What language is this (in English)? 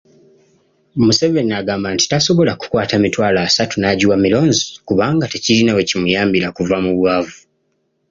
Ganda